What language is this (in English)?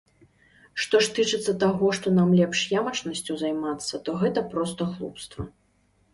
Belarusian